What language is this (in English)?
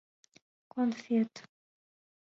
Mari